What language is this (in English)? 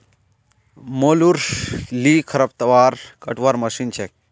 Magahi